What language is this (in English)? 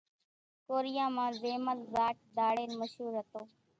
Kachi Koli